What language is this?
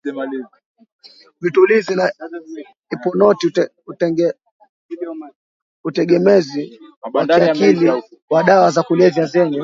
Swahili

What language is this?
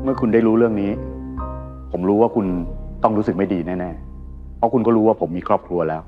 Thai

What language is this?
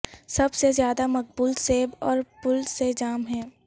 Urdu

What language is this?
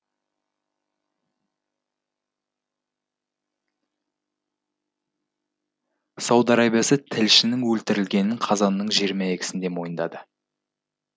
Kazakh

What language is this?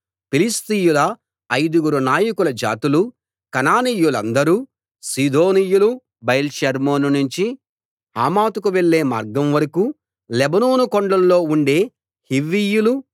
Telugu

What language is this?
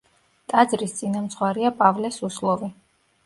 Georgian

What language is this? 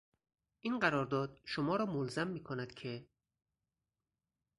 Persian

